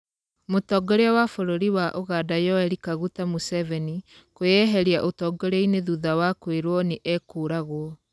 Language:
Kikuyu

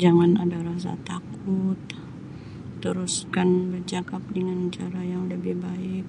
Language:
Sabah Malay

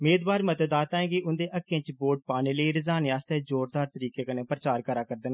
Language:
Dogri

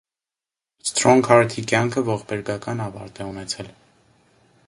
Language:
Armenian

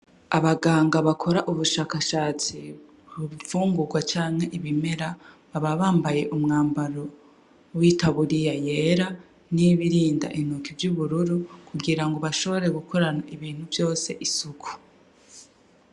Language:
Rundi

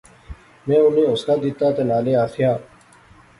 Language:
Pahari-Potwari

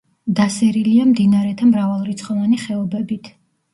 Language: Georgian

